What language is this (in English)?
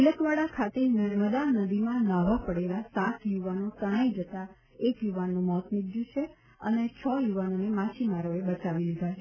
Gujarati